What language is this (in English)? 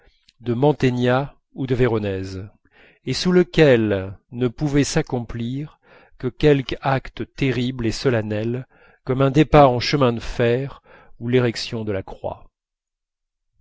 French